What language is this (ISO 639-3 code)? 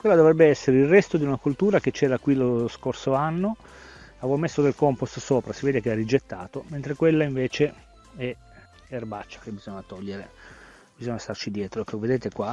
ita